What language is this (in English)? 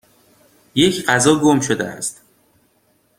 Persian